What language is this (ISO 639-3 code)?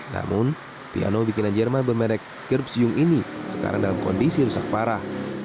ind